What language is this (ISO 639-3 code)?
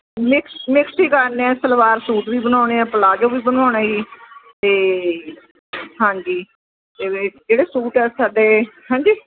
pan